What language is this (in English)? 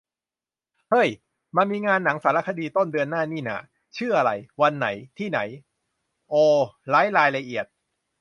Thai